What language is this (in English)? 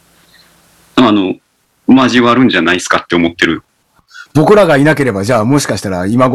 Japanese